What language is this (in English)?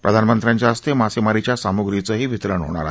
Marathi